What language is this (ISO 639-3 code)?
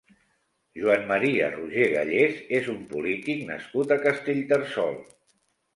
cat